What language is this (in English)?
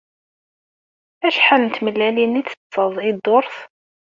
Kabyle